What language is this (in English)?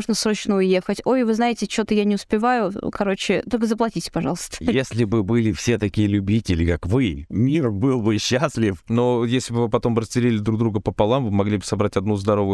Russian